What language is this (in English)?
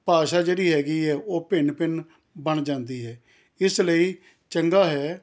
Punjabi